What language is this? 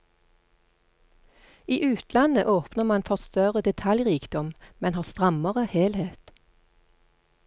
Norwegian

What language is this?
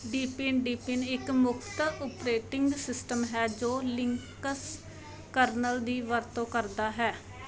Punjabi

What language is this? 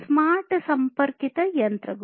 Kannada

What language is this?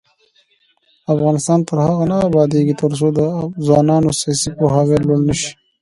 Pashto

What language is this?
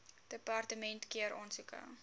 Afrikaans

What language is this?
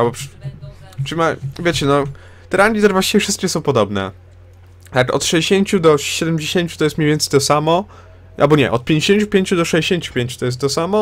Polish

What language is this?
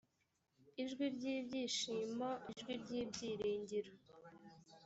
Kinyarwanda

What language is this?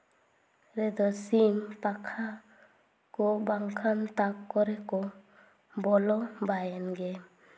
Santali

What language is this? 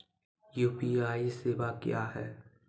Maithili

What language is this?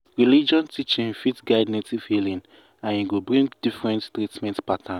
Nigerian Pidgin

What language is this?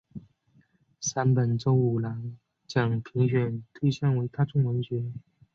Chinese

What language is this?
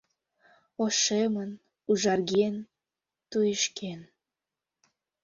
Mari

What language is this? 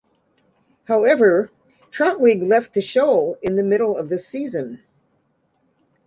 English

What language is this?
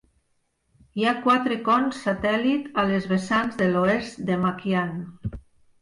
Catalan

